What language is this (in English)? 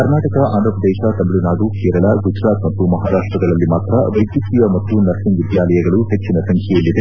Kannada